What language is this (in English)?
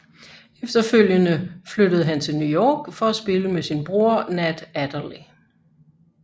Danish